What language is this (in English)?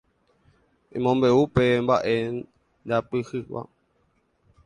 Guarani